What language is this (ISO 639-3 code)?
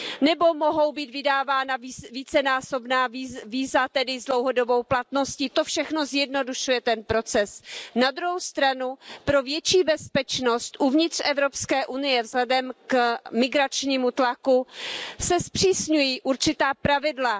ces